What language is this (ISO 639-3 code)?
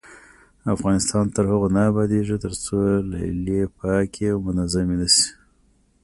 pus